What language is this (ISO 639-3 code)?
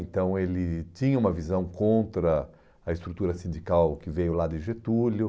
por